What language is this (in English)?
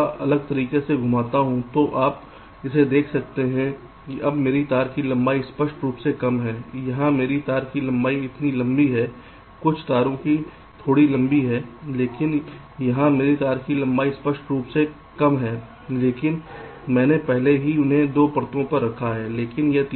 Hindi